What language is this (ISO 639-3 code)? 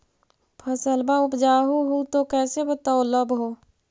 mag